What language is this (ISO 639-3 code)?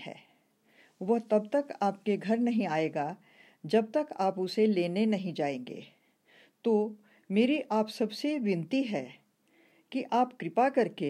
hin